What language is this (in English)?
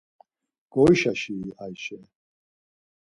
Laz